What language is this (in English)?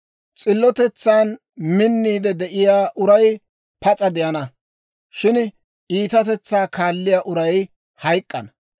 Dawro